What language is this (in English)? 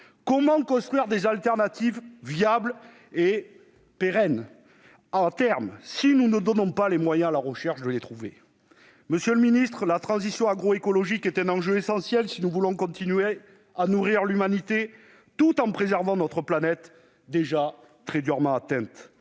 French